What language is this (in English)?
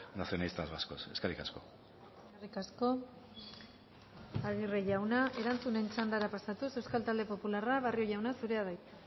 Basque